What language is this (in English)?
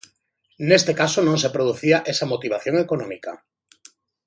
Galician